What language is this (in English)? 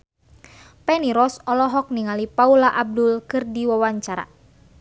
Sundanese